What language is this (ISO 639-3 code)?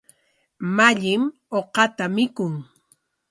qwa